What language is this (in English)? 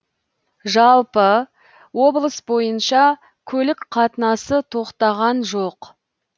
Kazakh